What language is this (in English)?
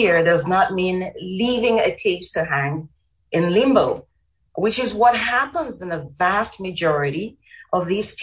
English